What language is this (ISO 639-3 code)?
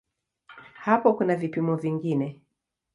swa